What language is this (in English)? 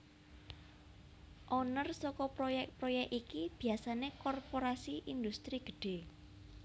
Javanese